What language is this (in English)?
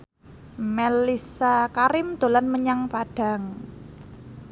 Javanese